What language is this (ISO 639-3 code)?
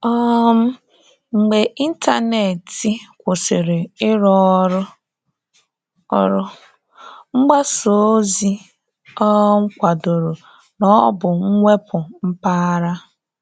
ibo